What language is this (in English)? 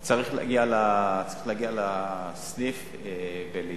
Hebrew